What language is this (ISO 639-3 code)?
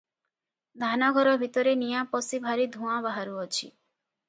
ori